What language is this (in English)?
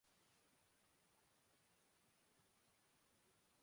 Urdu